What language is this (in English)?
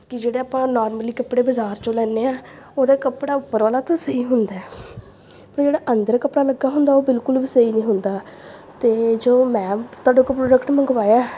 Punjabi